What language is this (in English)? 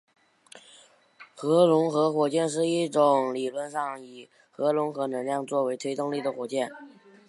Chinese